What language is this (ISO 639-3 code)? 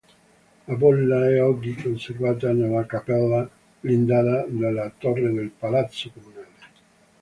ita